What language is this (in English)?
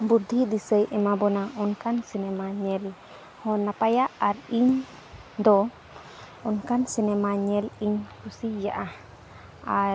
Santali